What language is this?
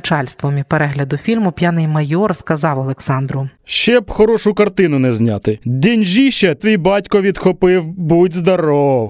Ukrainian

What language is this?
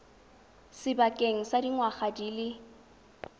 Tswana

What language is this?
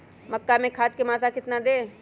Magahi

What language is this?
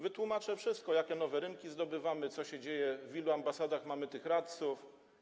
Polish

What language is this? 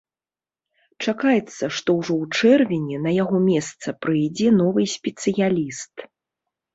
Belarusian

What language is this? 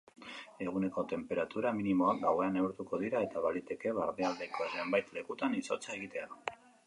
Basque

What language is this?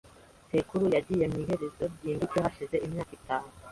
Kinyarwanda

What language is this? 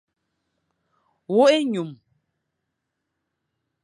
Fang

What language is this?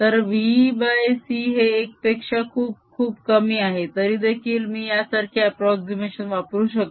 Marathi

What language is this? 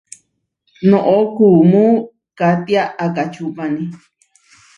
Huarijio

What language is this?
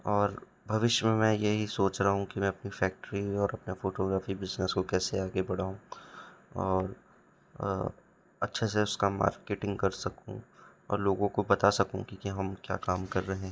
Hindi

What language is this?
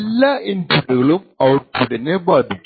Malayalam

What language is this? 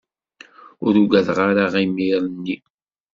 Kabyle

